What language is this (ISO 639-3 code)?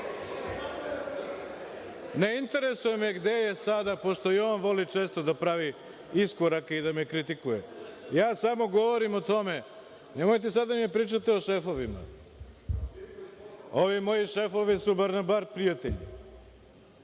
srp